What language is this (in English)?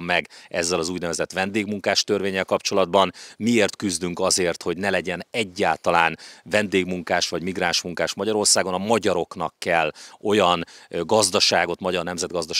Hungarian